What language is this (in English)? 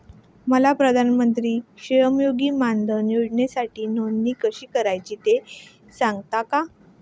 Marathi